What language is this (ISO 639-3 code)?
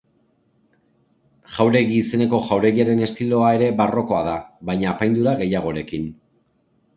eus